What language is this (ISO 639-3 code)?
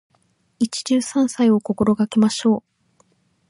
jpn